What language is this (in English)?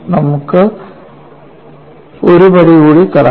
Malayalam